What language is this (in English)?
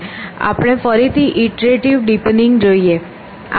Gujarati